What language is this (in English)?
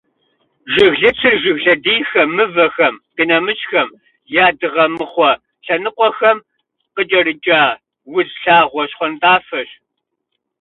Kabardian